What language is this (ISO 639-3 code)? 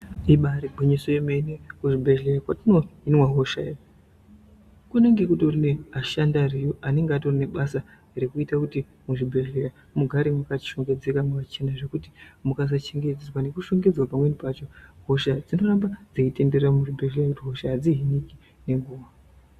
ndc